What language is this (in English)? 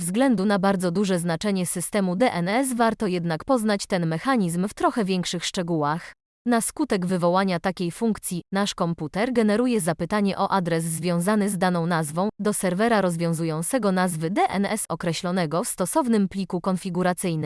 Polish